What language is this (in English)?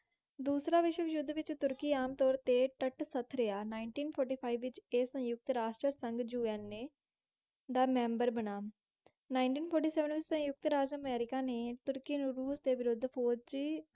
Punjabi